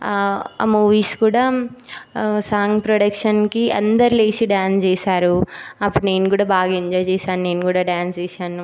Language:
Telugu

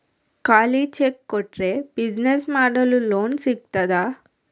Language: Kannada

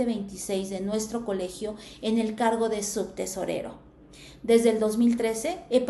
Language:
Spanish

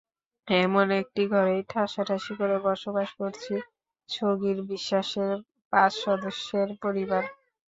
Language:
Bangla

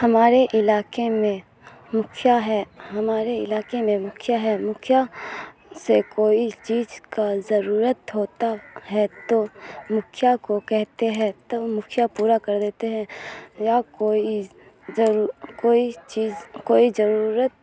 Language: Urdu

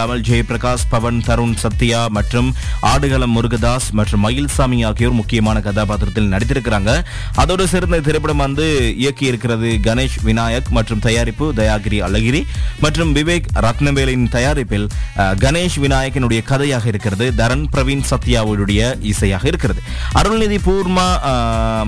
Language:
Tamil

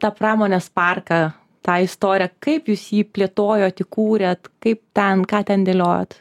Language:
Lithuanian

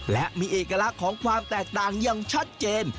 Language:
Thai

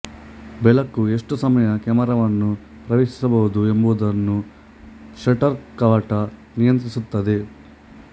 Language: Kannada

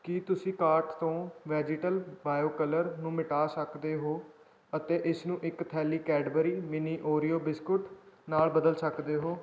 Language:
Punjabi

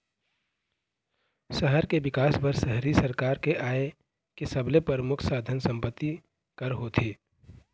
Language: Chhattisgarhi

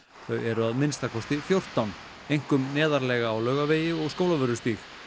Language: Icelandic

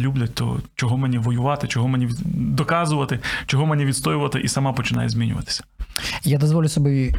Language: Ukrainian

